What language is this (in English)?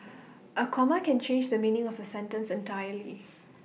English